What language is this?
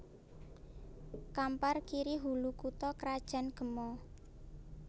Javanese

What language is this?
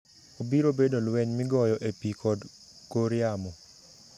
Luo (Kenya and Tanzania)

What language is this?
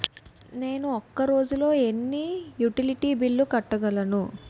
Telugu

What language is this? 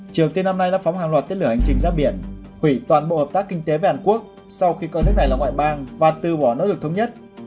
Vietnamese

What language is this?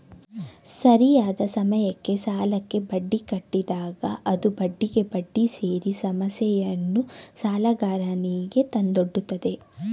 Kannada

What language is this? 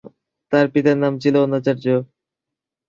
Bangla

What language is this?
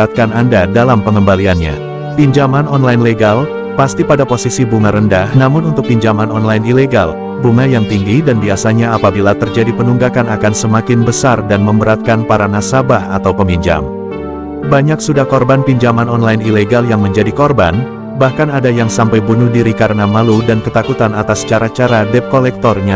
Indonesian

